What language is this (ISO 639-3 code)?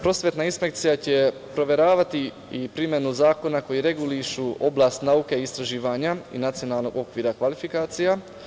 srp